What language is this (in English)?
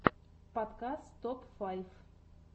Russian